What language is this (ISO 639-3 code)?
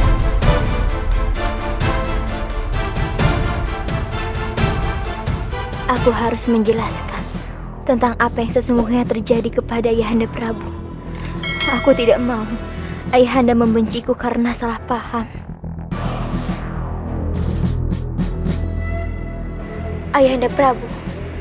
ind